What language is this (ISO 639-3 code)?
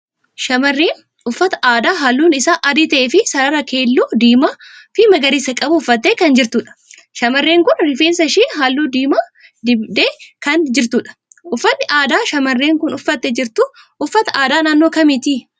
orm